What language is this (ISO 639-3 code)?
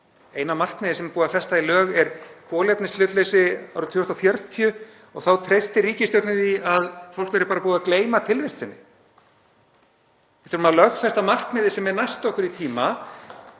isl